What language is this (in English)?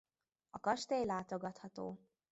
Hungarian